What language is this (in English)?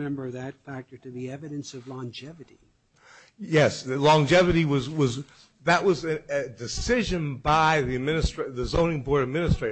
English